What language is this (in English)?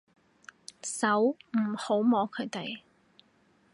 Cantonese